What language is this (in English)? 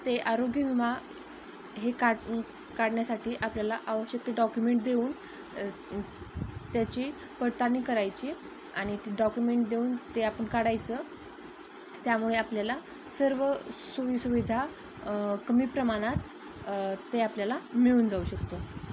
Marathi